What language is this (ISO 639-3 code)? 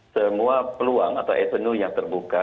ind